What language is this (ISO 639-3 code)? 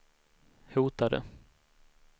swe